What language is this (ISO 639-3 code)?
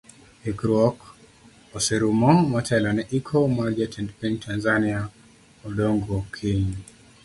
luo